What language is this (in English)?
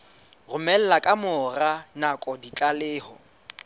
Southern Sotho